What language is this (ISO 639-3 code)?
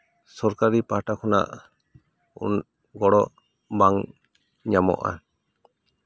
sat